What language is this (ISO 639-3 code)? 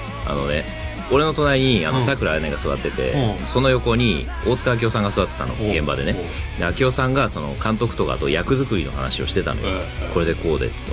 jpn